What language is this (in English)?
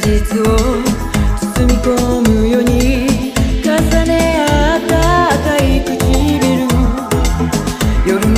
Romanian